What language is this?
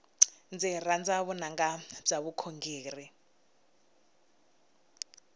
Tsonga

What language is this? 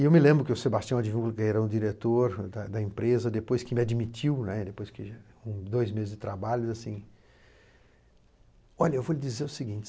Portuguese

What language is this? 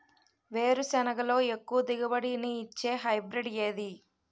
Telugu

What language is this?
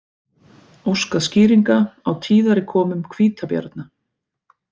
Icelandic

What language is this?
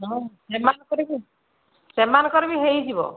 Odia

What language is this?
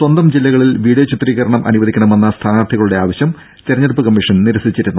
Malayalam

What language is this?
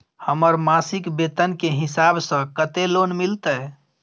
Maithili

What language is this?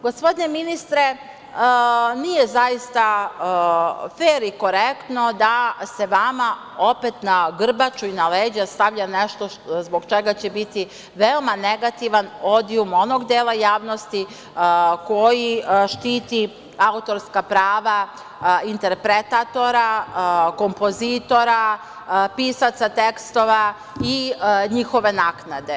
Serbian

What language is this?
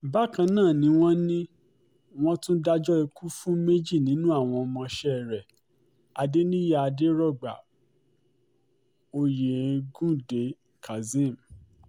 Yoruba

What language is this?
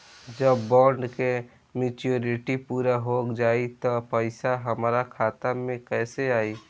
Bhojpuri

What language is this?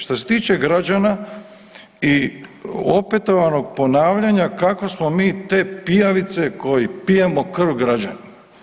Croatian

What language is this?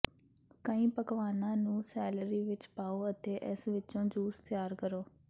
Punjabi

